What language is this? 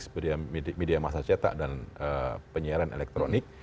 Indonesian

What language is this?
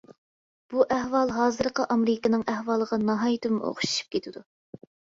Uyghur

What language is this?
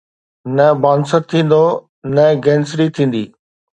Sindhi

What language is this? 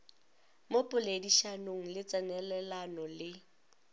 Northern Sotho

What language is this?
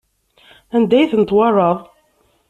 Kabyle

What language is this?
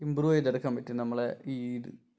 Malayalam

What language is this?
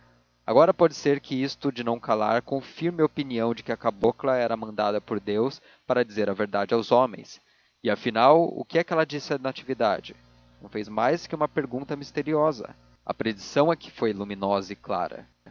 Portuguese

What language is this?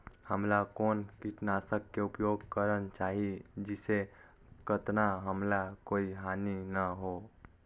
Chhattisgarhi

